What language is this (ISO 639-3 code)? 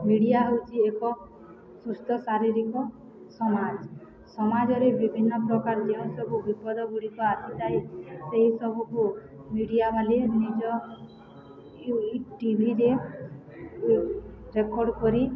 ori